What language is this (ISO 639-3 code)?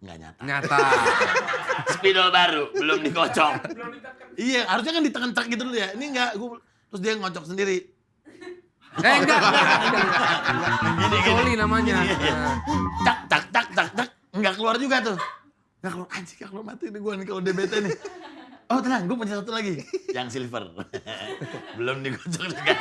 ind